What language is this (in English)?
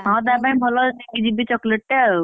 Odia